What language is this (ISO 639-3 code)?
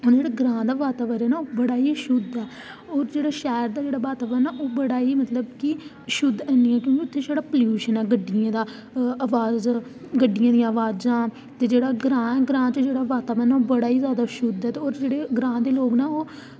doi